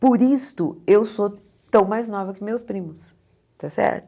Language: Portuguese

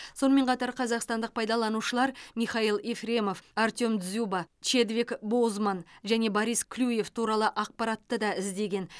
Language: Kazakh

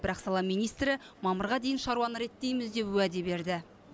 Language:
Kazakh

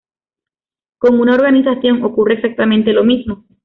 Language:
Spanish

